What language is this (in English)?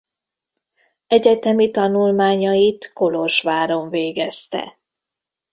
Hungarian